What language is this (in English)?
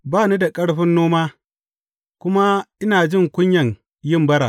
Hausa